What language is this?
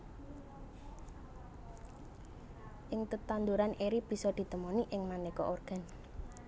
Javanese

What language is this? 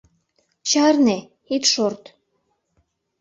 Mari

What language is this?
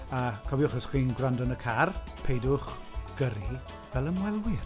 Welsh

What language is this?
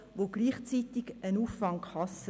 Swiss German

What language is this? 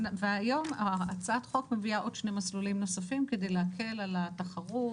Hebrew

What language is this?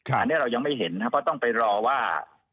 Thai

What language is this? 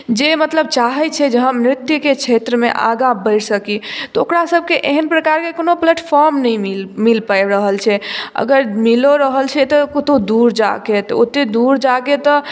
Maithili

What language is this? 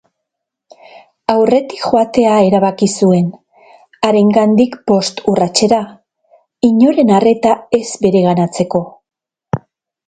Basque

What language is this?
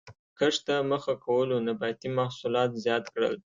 Pashto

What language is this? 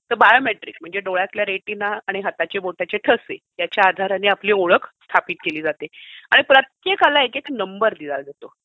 Marathi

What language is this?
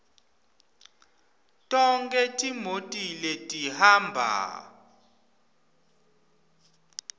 Swati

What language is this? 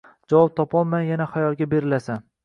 Uzbek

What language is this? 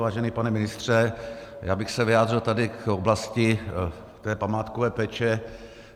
Czech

